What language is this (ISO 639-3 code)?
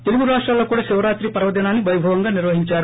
tel